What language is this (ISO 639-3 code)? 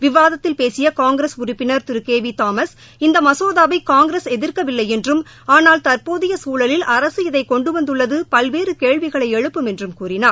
tam